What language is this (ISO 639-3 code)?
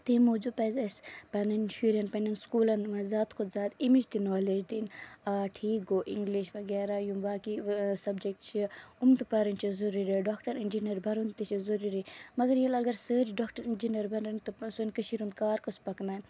kas